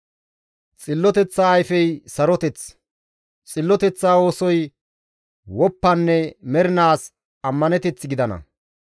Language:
Gamo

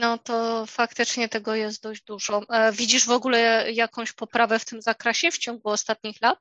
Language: Polish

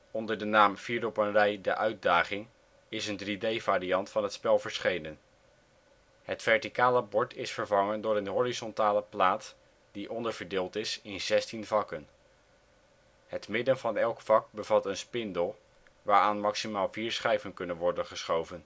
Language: Dutch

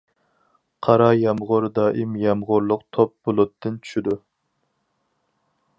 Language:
Uyghur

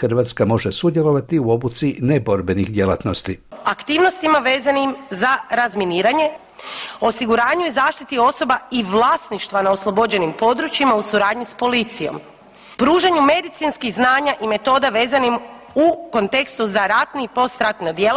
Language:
Croatian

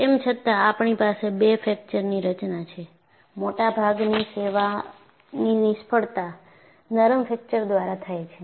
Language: Gujarati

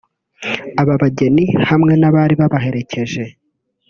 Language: Kinyarwanda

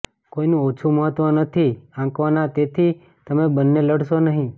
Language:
Gujarati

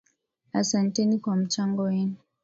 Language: Swahili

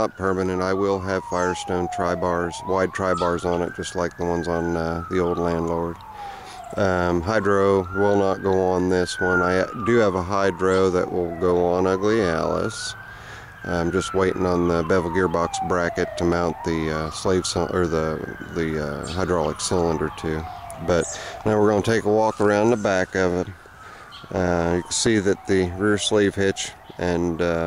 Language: English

